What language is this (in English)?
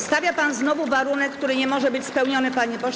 Polish